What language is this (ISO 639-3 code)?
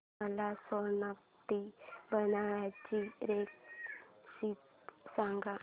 mar